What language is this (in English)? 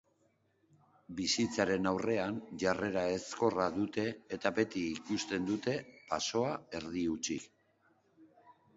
Basque